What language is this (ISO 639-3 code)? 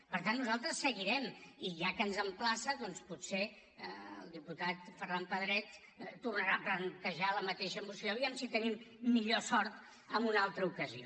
cat